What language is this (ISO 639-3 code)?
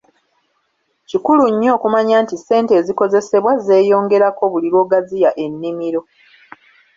lug